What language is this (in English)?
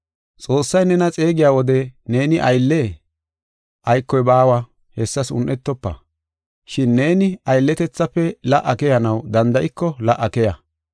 Gofa